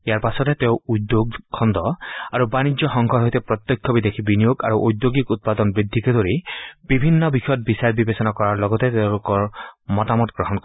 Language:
Assamese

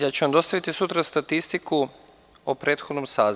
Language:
Serbian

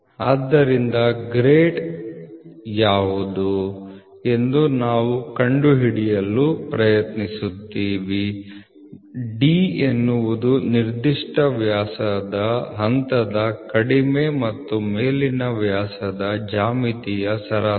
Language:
Kannada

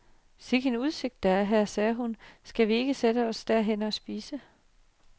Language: Danish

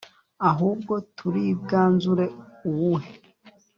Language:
Kinyarwanda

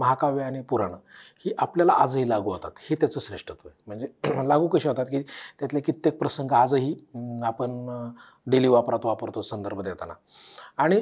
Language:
Marathi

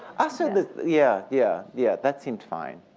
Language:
English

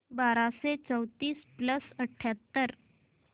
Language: Marathi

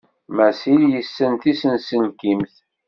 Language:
Kabyle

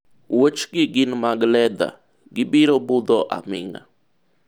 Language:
Luo (Kenya and Tanzania)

